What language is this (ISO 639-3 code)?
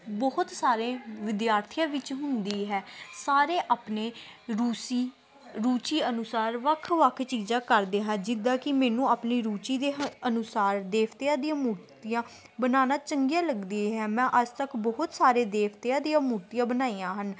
pan